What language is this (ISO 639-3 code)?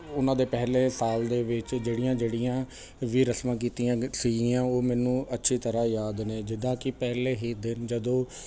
pan